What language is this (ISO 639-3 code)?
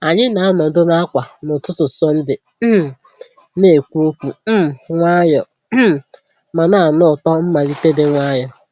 ibo